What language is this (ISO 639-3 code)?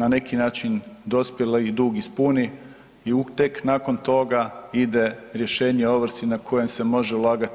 hrv